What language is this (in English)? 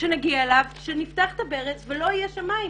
Hebrew